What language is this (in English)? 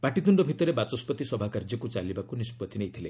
Odia